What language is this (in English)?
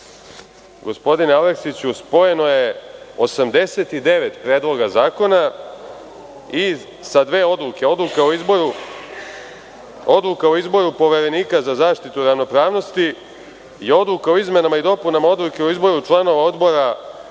Serbian